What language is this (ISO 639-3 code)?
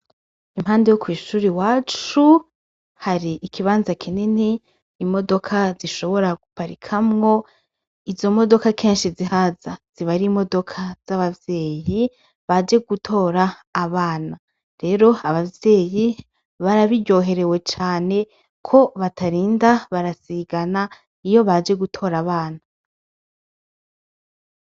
run